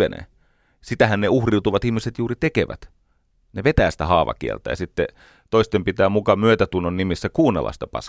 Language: Finnish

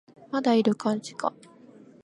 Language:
Japanese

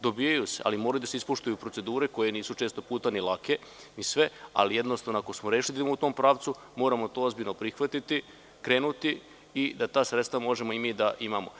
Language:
Serbian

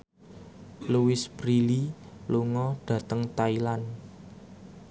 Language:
Javanese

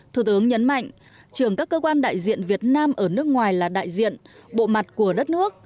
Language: Vietnamese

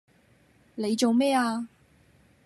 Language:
Cantonese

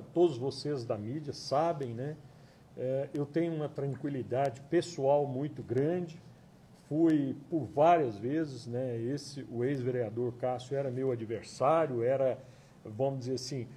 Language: Portuguese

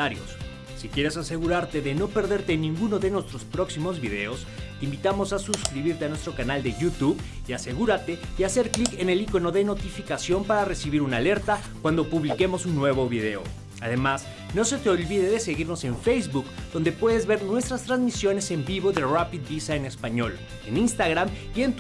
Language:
Spanish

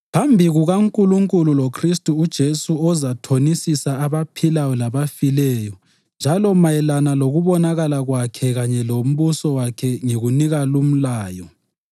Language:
North Ndebele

